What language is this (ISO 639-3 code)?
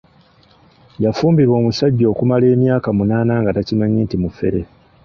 lug